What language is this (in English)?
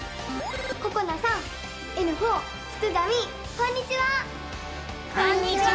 Japanese